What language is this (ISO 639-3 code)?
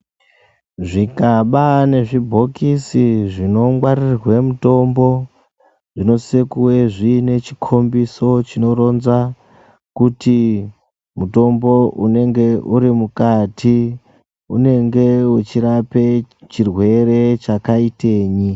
ndc